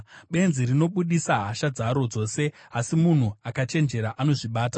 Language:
Shona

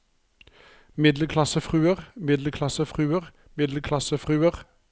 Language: Norwegian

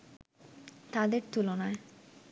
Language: Bangla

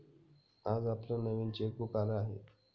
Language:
Marathi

